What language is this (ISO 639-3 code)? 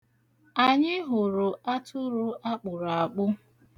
ibo